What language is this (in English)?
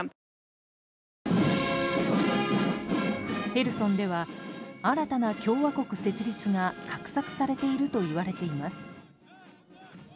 Japanese